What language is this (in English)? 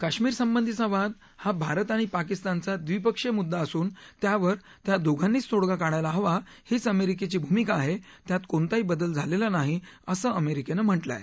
Marathi